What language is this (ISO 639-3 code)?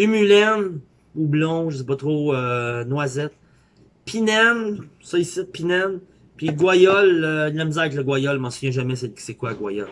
fra